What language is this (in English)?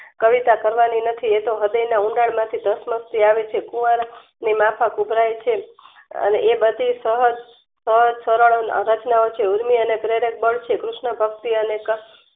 Gujarati